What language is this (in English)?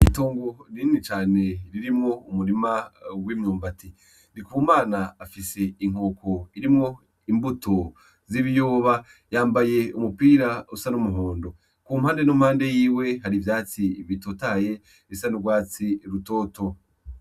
Rundi